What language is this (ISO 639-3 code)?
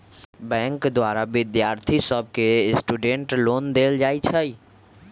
mag